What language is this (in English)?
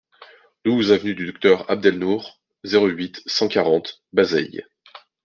French